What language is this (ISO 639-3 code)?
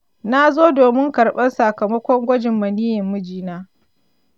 hau